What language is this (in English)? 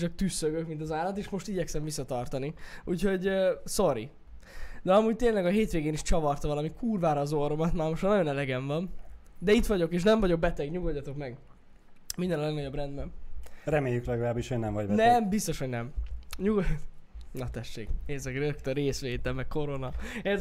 Hungarian